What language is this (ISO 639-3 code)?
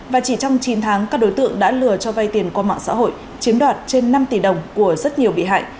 vie